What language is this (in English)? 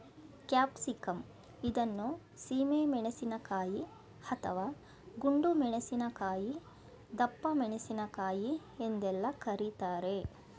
Kannada